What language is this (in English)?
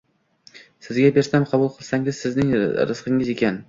Uzbek